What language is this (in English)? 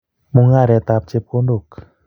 Kalenjin